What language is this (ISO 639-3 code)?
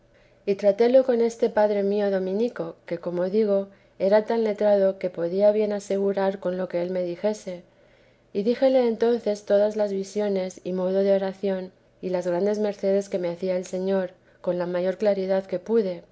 spa